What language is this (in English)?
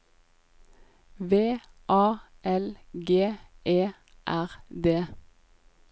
Norwegian